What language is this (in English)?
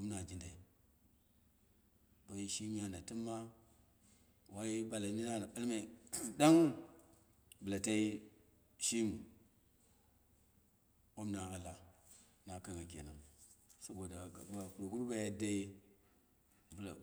Dera (Nigeria)